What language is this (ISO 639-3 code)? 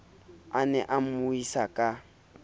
sot